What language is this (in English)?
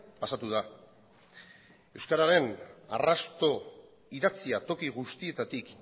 Basque